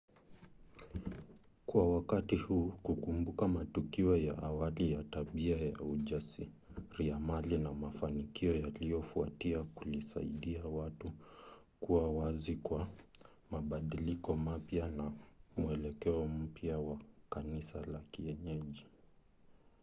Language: Swahili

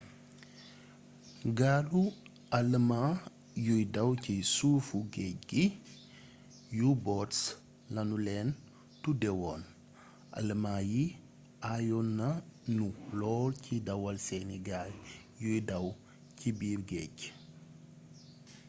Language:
Wolof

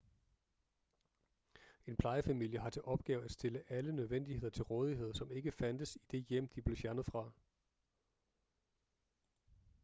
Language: Danish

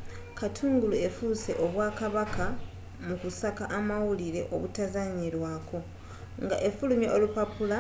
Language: Ganda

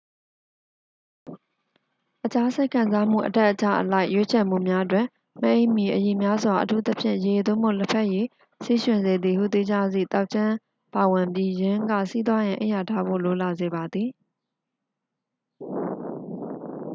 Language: Burmese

